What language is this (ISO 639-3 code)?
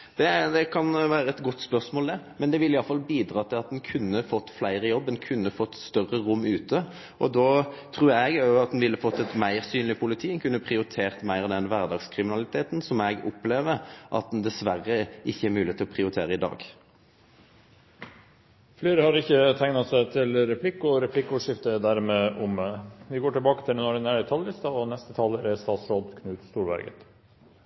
nor